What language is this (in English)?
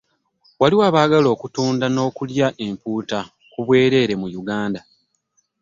Ganda